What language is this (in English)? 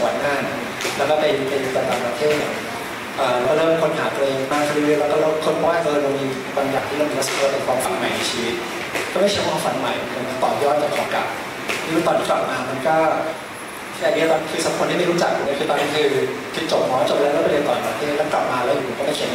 Thai